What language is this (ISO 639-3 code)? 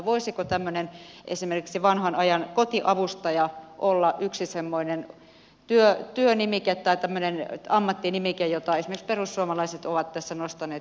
fin